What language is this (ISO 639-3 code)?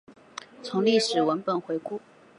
zho